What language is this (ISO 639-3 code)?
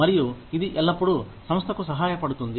tel